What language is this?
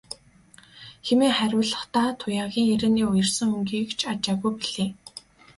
Mongolian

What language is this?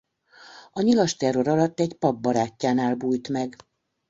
Hungarian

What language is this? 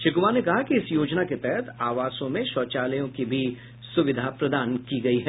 Hindi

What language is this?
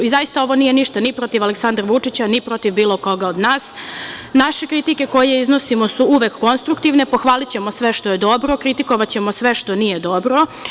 Serbian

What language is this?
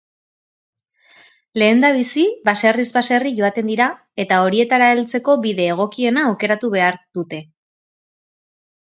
Basque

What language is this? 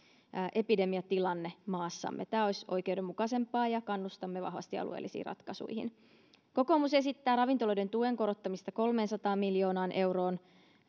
Finnish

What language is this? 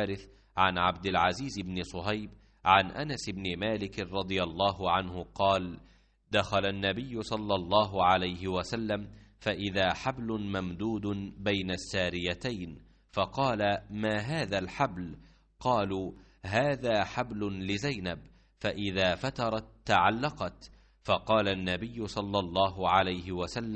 Arabic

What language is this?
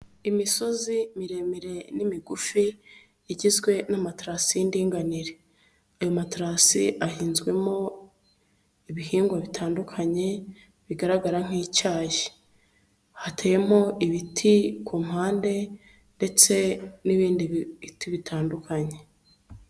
Kinyarwanda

